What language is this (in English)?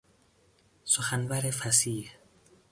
Persian